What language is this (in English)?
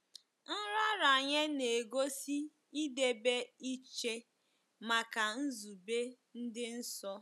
Igbo